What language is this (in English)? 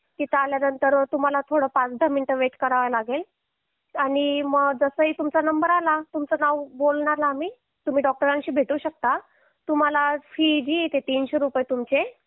Marathi